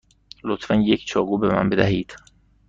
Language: Persian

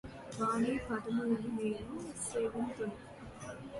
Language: Telugu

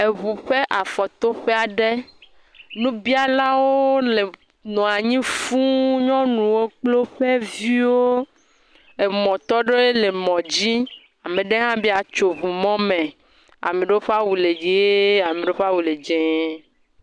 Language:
Ewe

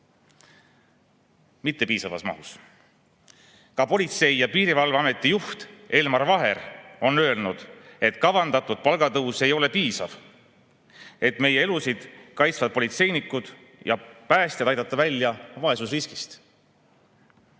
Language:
Estonian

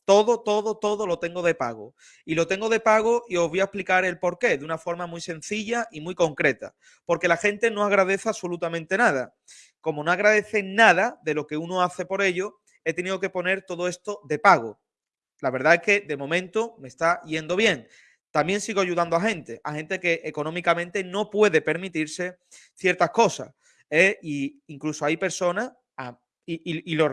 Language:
Spanish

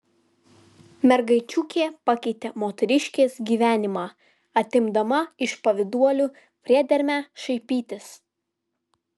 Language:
Lithuanian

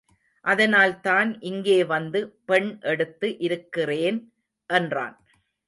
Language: Tamil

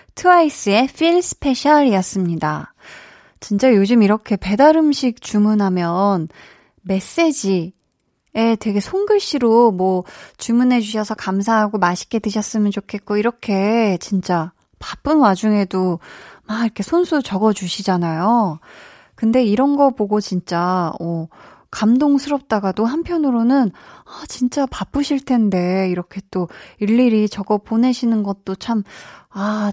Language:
Korean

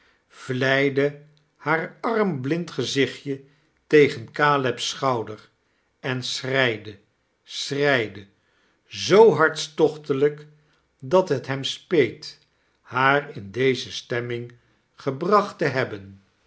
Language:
Dutch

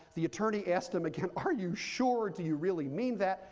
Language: English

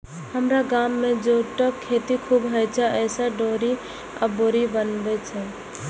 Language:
Maithili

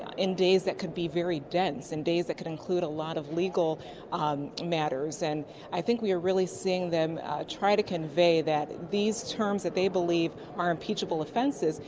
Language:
English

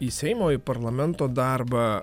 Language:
Lithuanian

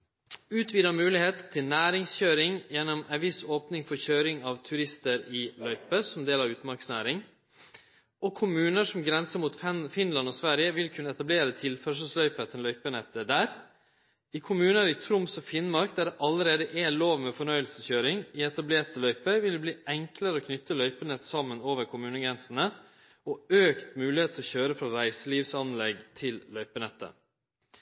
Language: Norwegian Nynorsk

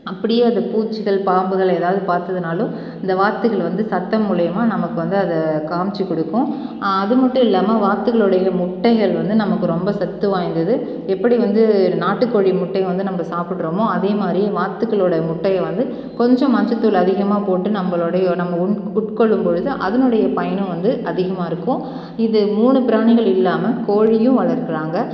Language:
Tamil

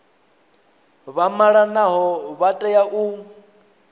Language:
Venda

